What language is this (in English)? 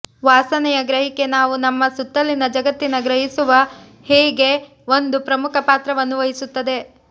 Kannada